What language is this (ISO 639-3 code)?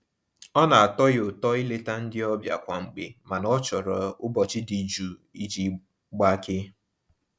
ibo